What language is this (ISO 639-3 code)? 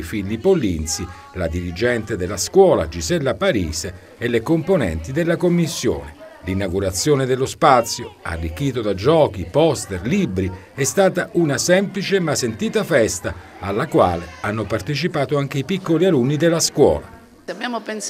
ita